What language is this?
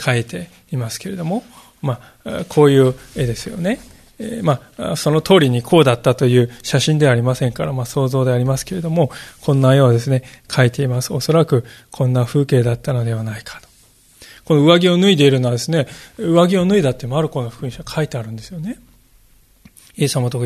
Japanese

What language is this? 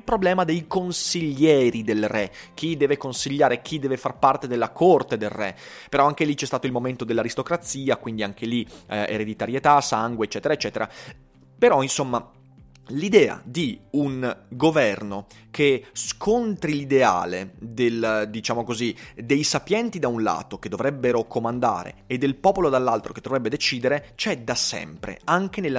Italian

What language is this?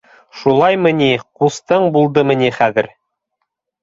Bashkir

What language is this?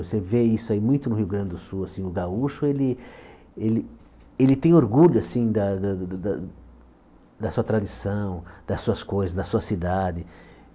Portuguese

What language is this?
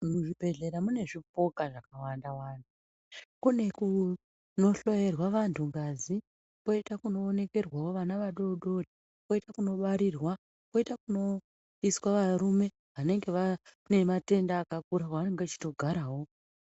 Ndau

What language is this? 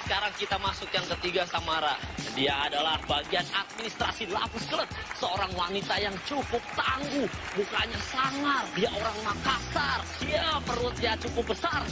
Indonesian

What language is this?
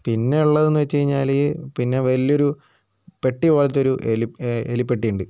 Malayalam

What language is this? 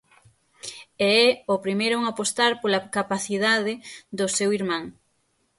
Galician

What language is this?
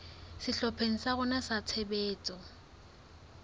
Southern Sotho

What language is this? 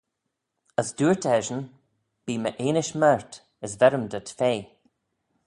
Manx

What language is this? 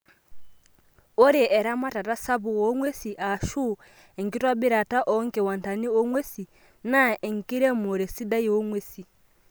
Masai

